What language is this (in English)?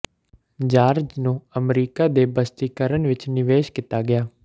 Punjabi